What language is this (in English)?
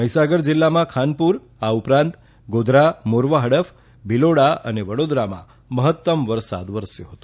Gujarati